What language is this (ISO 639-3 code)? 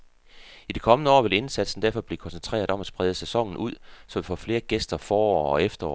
dan